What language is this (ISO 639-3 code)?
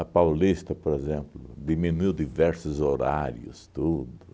por